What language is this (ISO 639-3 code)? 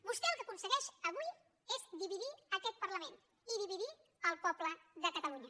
cat